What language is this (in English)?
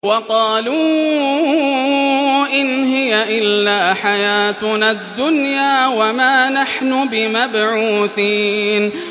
Arabic